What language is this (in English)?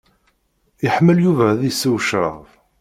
Kabyle